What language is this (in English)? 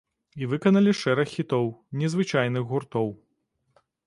Belarusian